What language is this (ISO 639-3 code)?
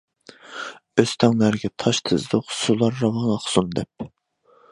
uig